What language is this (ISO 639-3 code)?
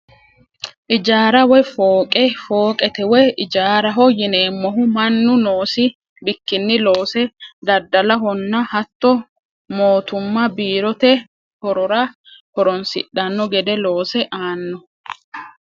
sid